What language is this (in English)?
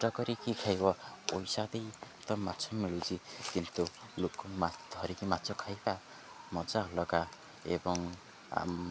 Odia